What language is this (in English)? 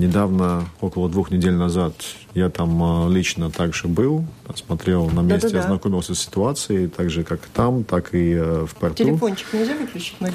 Russian